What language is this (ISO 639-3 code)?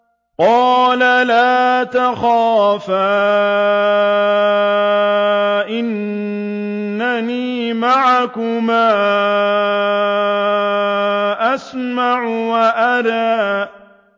ara